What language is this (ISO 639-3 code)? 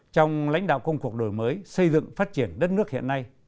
vie